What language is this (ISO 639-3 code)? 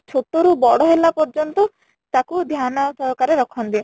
ori